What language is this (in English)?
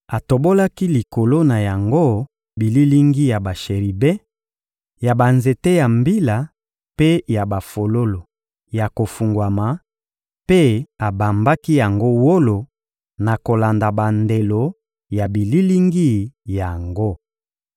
Lingala